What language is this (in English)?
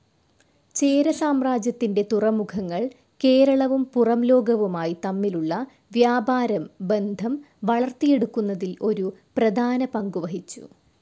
Malayalam